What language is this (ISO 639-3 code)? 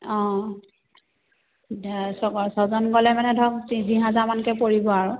asm